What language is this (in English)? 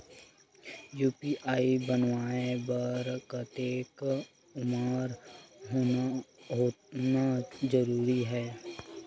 Chhattisgarhi